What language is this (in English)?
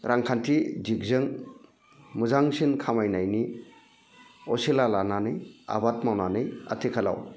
Bodo